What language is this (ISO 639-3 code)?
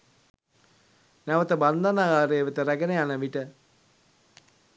sin